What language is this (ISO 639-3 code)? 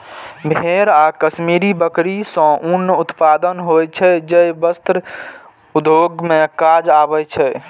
mai